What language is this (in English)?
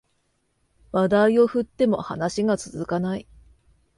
Japanese